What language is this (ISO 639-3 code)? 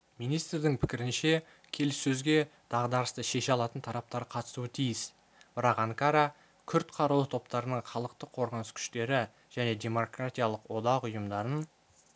kaz